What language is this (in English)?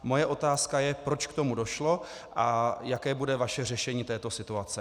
Czech